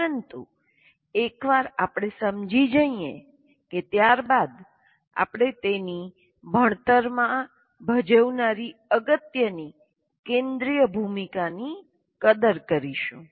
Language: Gujarati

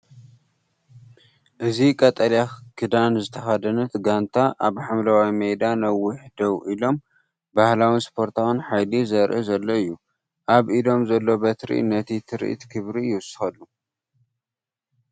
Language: Tigrinya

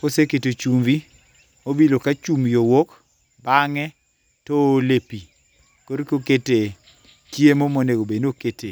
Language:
Luo (Kenya and Tanzania)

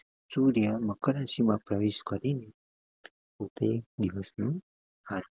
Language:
Gujarati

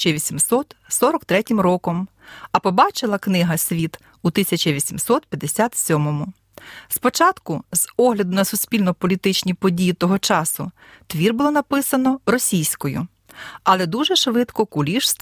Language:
Ukrainian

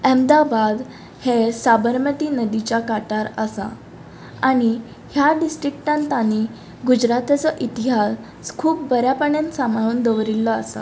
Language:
Konkani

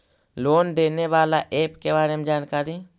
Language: Magahi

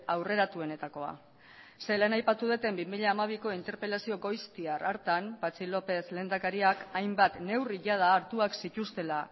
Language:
Basque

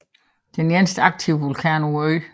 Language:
Danish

